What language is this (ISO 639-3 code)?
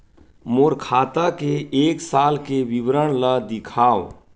hne